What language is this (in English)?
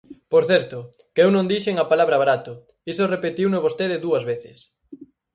Galician